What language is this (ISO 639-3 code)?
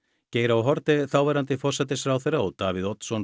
isl